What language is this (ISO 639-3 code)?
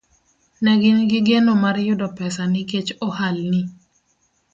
luo